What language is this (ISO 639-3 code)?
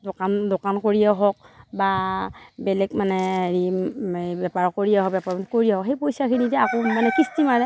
asm